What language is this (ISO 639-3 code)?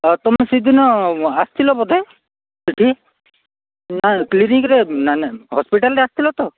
ori